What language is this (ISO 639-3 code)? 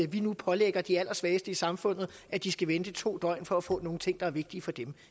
dan